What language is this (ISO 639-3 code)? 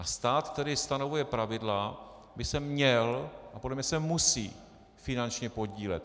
ces